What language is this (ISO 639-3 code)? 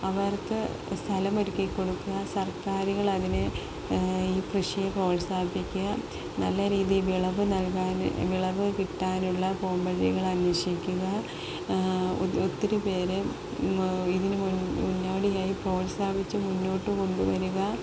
mal